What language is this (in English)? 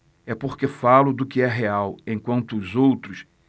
Portuguese